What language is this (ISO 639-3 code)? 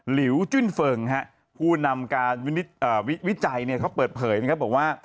tha